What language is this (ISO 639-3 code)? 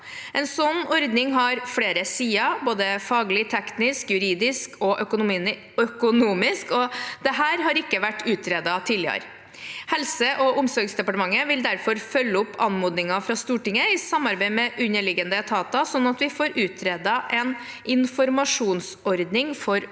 nor